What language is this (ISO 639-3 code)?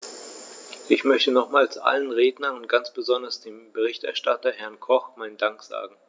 deu